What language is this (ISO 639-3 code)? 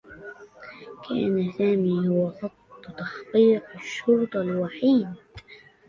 ara